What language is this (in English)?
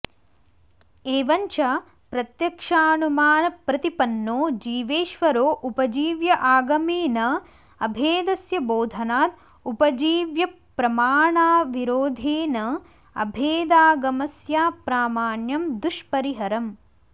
Sanskrit